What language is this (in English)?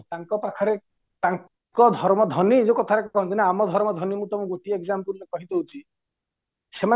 Odia